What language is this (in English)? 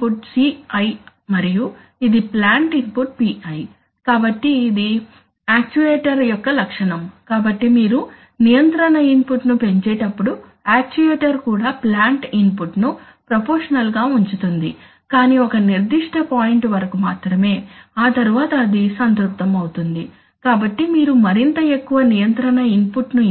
Telugu